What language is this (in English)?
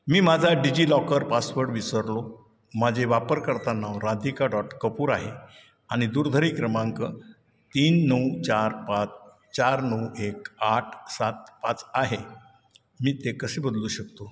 Marathi